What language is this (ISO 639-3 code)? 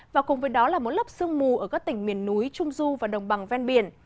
vie